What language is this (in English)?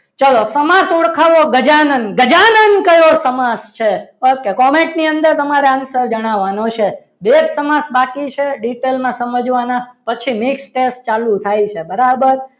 Gujarati